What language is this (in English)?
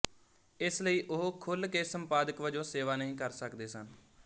Punjabi